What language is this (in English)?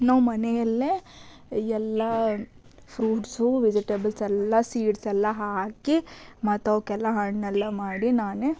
Kannada